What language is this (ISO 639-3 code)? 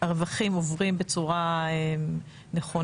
heb